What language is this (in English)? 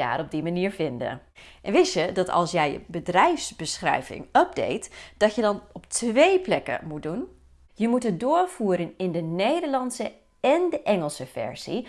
Dutch